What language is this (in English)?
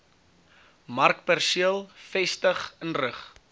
Afrikaans